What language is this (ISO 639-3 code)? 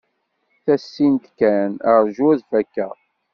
kab